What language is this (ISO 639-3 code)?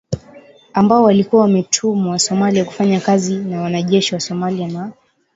swa